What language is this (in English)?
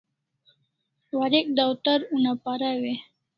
Kalasha